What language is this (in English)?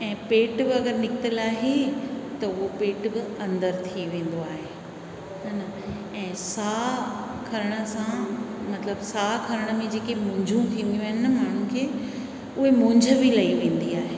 Sindhi